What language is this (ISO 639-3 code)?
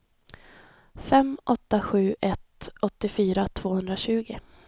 swe